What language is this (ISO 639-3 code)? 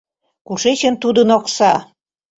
chm